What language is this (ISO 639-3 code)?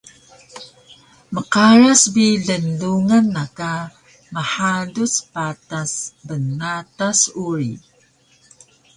trv